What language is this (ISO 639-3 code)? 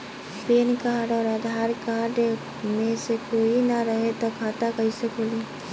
bho